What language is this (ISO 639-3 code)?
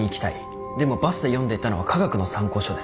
jpn